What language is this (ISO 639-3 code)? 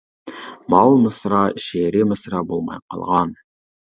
uig